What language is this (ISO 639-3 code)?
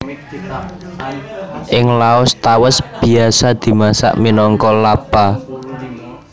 jav